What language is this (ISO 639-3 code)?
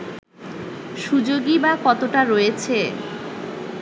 ben